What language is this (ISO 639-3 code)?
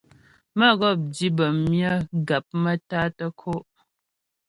bbj